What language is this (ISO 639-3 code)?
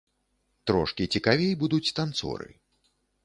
bel